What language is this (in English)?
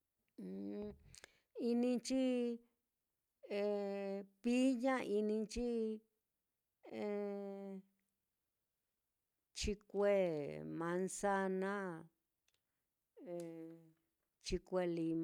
Mitlatongo Mixtec